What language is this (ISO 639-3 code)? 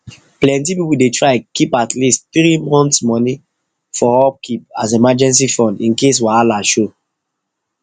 pcm